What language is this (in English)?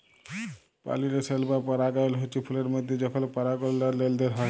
Bangla